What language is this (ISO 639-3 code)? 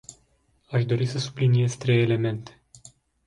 ron